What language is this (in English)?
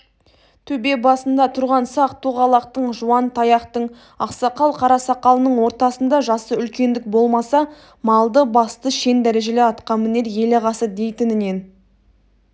Kazakh